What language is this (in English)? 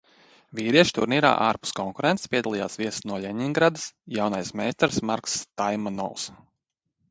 Latvian